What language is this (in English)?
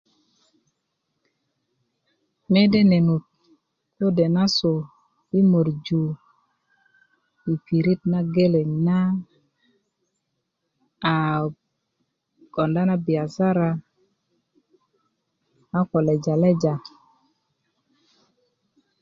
Kuku